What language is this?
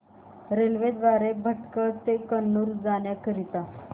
Marathi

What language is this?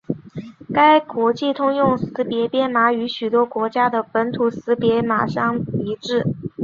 Chinese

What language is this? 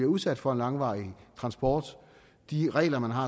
Danish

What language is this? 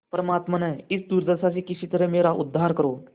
Hindi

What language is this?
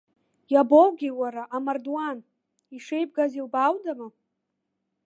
Abkhazian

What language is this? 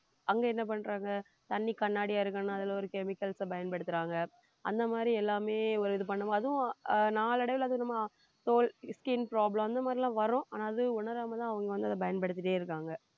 Tamil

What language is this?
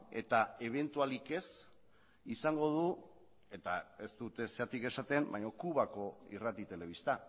Basque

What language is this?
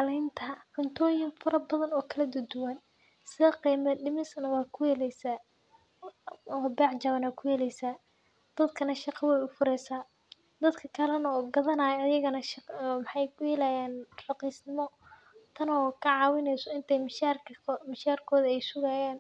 Somali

